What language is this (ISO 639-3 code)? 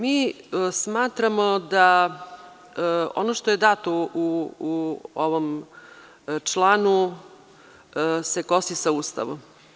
srp